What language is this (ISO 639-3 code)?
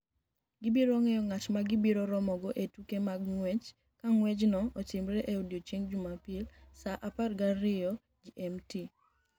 luo